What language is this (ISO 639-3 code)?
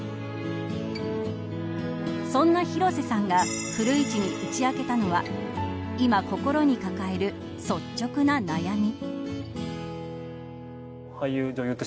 jpn